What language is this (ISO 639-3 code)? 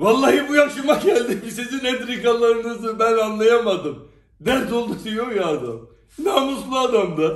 tur